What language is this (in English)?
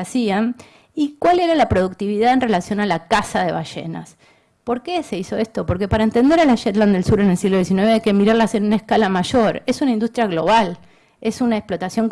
Spanish